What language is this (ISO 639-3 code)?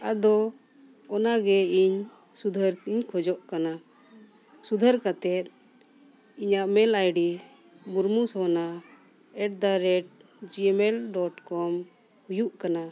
sat